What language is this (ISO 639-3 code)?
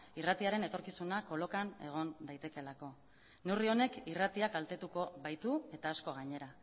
eus